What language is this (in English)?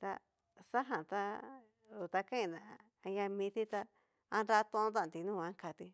Cacaloxtepec Mixtec